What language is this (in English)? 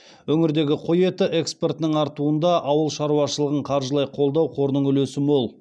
Kazakh